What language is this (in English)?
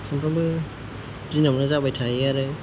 Bodo